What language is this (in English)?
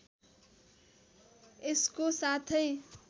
Nepali